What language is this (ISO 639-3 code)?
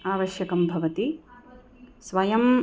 san